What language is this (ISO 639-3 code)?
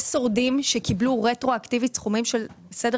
heb